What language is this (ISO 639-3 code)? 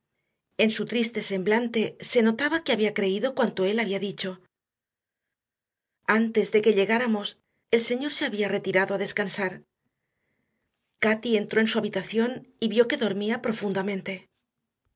spa